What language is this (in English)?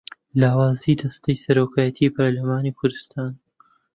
Central Kurdish